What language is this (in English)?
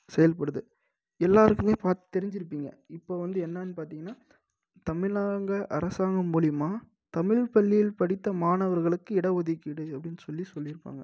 Tamil